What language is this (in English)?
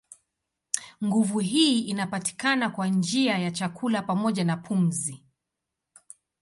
Swahili